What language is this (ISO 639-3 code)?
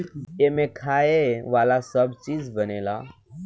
bho